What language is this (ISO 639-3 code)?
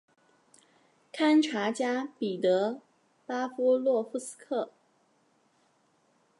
zho